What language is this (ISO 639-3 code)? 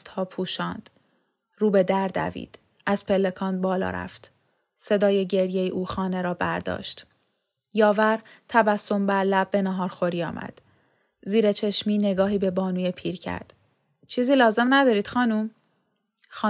fas